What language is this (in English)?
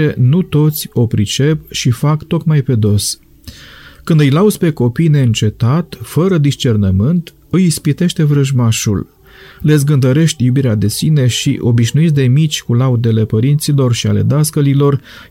Romanian